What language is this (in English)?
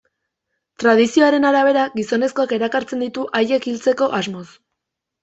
Basque